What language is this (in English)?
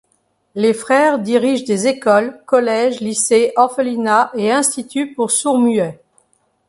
French